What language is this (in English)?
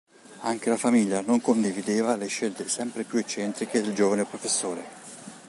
Italian